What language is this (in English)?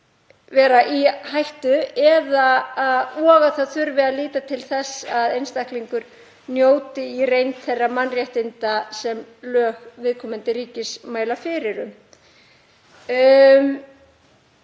Icelandic